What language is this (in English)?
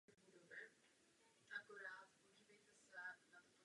Czech